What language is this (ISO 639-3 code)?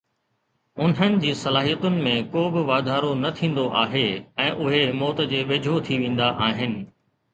snd